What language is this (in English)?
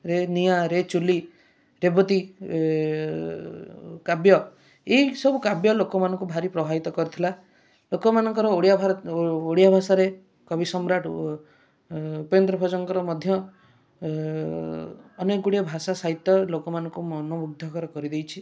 Odia